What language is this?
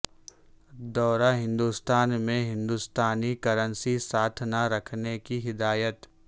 Urdu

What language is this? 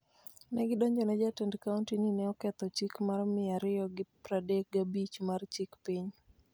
Luo (Kenya and Tanzania)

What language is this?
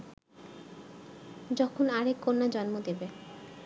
Bangla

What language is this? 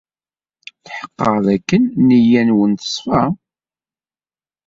Kabyle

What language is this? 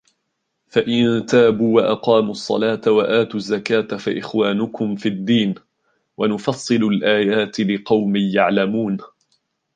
Arabic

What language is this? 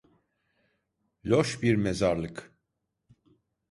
Turkish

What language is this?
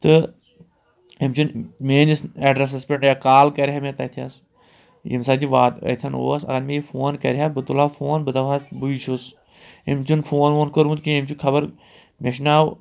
Kashmiri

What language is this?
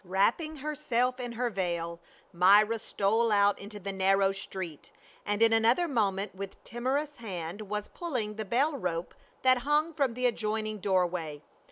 English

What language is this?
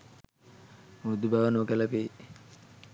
Sinhala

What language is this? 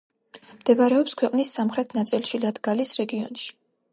Georgian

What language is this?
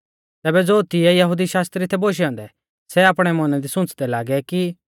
Mahasu Pahari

